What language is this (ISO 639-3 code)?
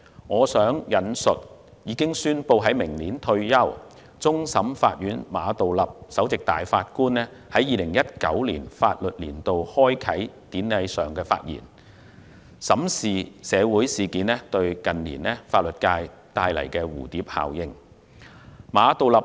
yue